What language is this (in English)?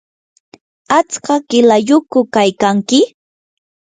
Yanahuanca Pasco Quechua